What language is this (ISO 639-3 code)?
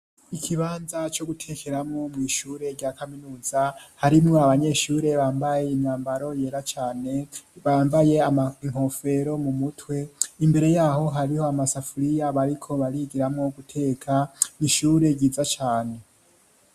run